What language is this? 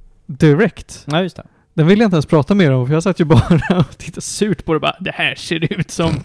Swedish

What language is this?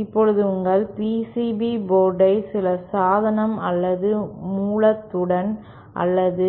Tamil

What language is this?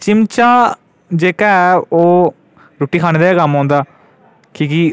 Dogri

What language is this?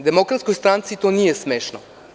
Serbian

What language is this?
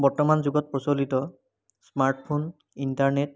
Assamese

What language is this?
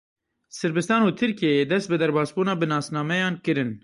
Kurdish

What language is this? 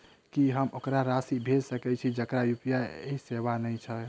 Maithili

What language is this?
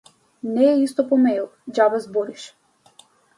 Macedonian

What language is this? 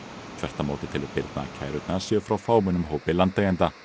Icelandic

